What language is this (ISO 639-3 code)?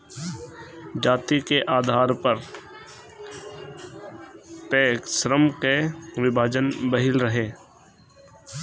bho